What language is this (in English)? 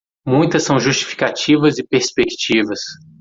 Portuguese